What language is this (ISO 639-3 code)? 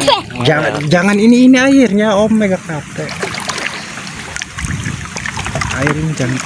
ind